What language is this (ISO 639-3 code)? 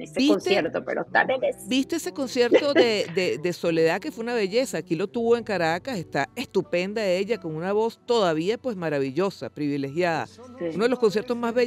spa